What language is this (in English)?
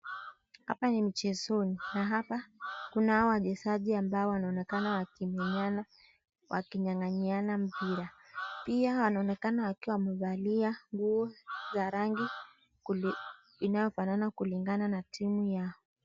Swahili